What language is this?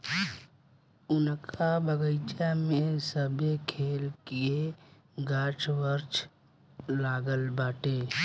Bhojpuri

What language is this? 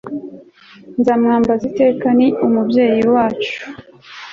Kinyarwanda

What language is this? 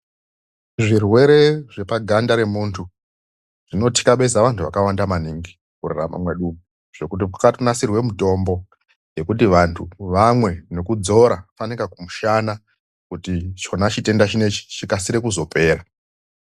Ndau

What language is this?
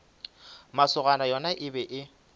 Northern Sotho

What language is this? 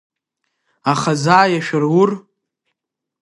Abkhazian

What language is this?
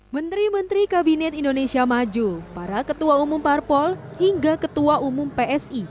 Indonesian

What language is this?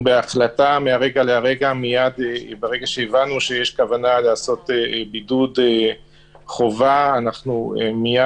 Hebrew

